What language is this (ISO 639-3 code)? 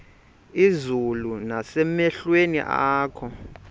xho